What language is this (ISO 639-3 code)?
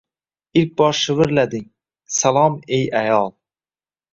uzb